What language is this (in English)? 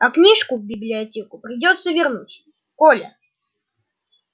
Russian